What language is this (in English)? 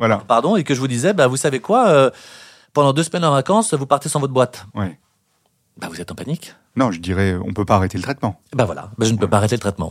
French